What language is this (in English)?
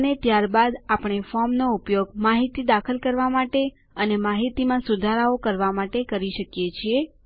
Gujarati